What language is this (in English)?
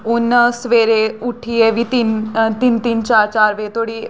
Dogri